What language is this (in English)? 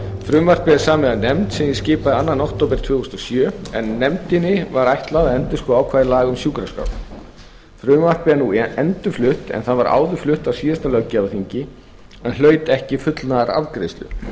Icelandic